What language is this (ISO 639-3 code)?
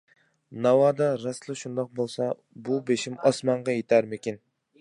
uig